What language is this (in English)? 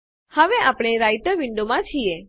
Gujarati